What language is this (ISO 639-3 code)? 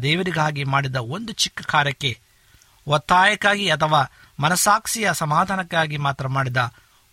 kan